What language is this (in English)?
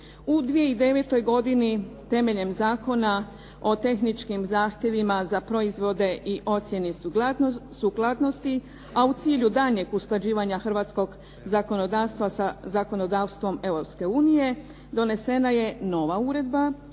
Croatian